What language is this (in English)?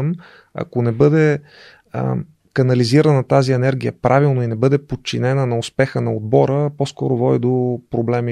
Bulgarian